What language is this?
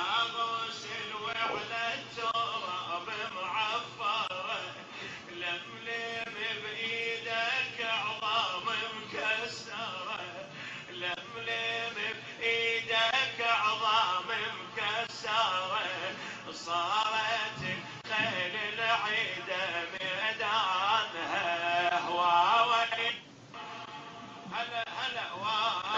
Arabic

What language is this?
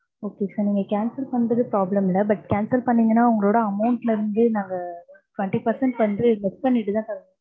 Tamil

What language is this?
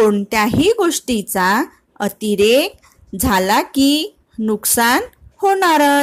Marathi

